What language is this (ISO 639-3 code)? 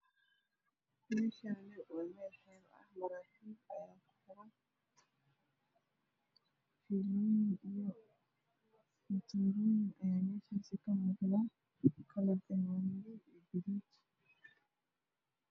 som